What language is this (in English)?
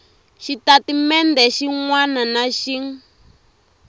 Tsonga